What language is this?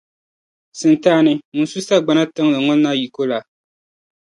Dagbani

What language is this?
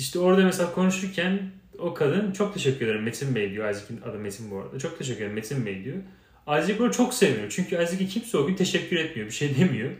Turkish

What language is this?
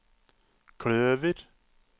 Norwegian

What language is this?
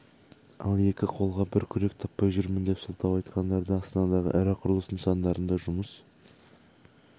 Kazakh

